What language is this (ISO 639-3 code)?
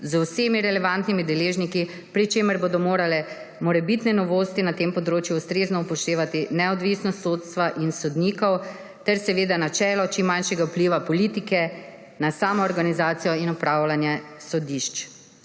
slv